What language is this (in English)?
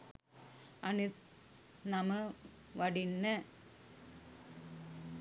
Sinhala